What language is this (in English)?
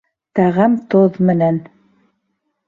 Bashkir